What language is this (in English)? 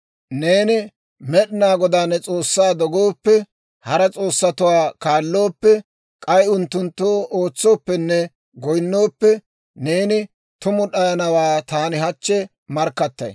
Dawro